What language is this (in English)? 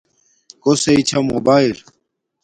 Domaaki